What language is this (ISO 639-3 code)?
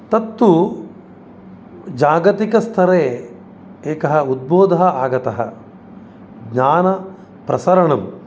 san